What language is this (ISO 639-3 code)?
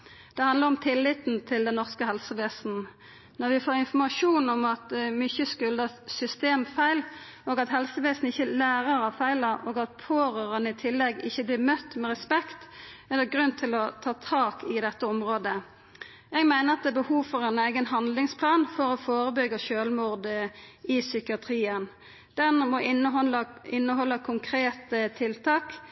nno